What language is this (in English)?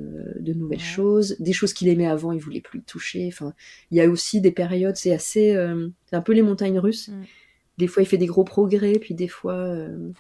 French